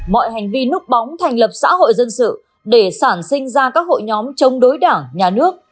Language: Vietnamese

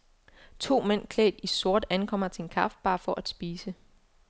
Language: Danish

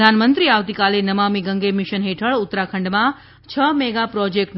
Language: Gujarati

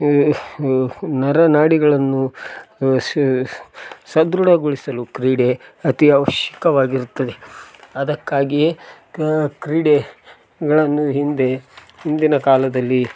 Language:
Kannada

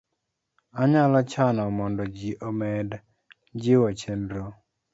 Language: Luo (Kenya and Tanzania)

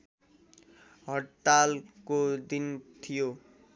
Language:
Nepali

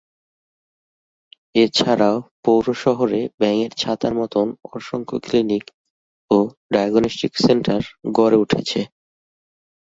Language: Bangla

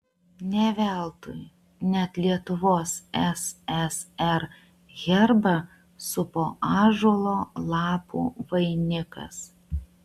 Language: Lithuanian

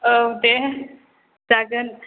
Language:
Bodo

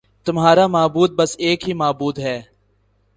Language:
Urdu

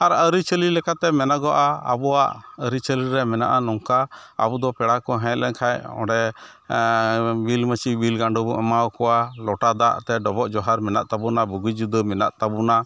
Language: Santali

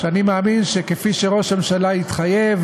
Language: Hebrew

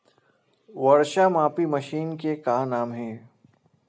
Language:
Chhattisgarhi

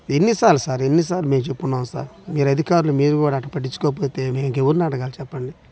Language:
Telugu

